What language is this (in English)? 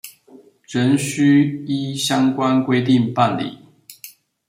Chinese